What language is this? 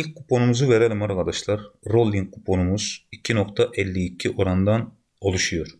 Turkish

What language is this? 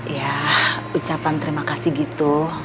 Indonesian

